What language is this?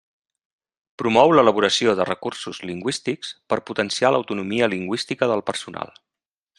Catalan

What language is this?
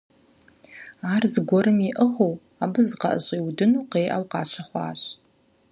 Kabardian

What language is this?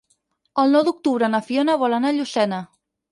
Catalan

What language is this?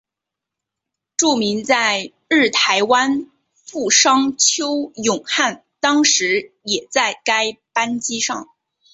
Chinese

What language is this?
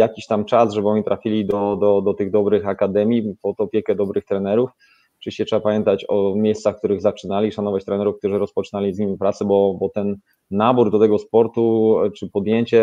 Polish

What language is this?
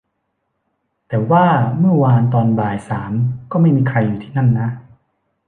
Thai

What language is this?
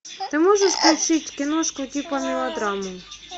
Russian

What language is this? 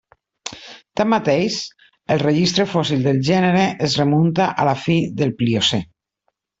Catalan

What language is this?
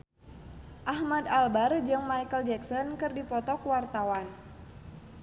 Sundanese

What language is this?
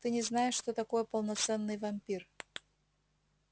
Russian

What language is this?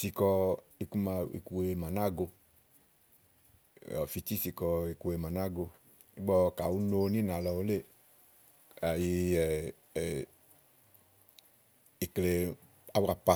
Igo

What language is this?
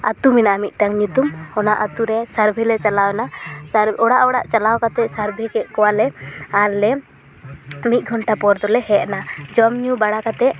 Santali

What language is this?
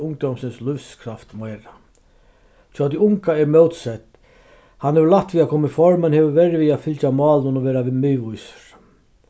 Faroese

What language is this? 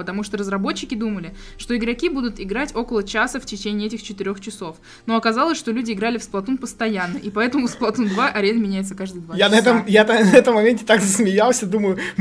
Russian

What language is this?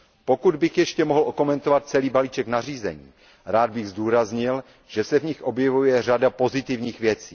Czech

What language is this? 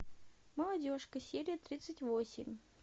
Russian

